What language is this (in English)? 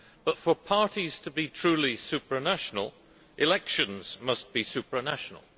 English